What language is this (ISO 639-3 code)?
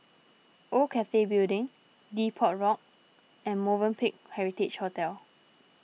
eng